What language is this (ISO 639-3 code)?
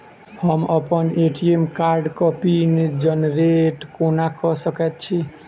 mai